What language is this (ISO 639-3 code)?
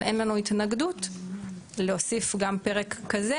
heb